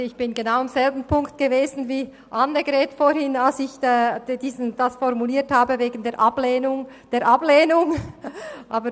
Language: Swiss German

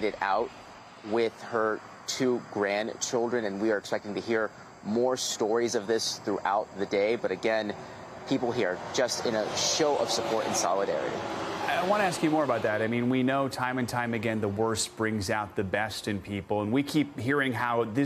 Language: English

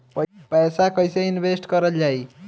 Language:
Bhojpuri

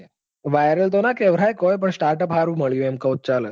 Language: Gujarati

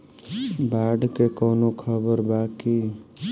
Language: Bhojpuri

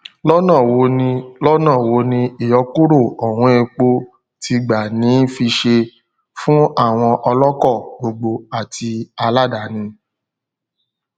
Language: Yoruba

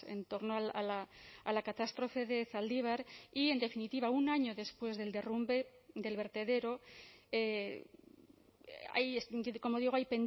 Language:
Spanish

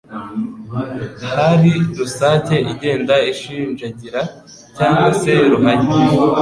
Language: Kinyarwanda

